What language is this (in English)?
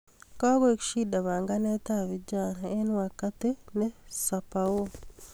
Kalenjin